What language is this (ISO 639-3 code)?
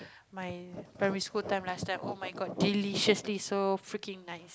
eng